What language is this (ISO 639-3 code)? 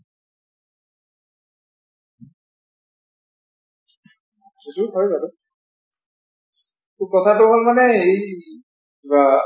asm